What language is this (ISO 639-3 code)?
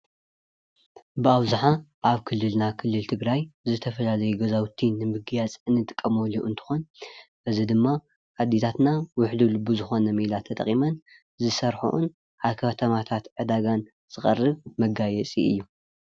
tir